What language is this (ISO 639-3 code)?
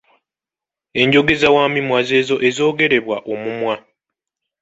lug